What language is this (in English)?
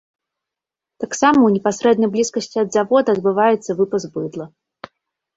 Belarusian